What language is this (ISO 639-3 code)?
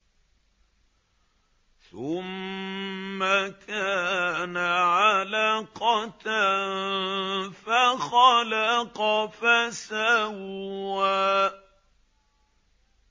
ara